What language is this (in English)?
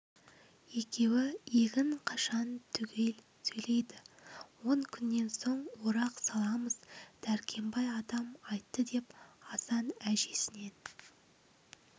Kazakh